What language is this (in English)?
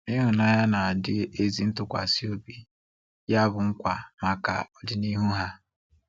Igbo